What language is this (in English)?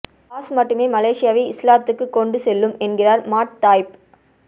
Tamil